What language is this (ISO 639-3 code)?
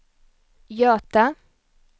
swe